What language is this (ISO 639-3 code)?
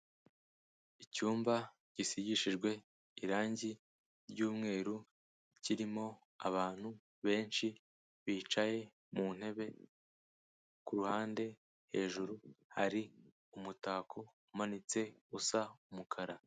kin